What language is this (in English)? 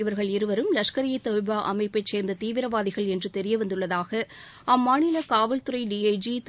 Tamil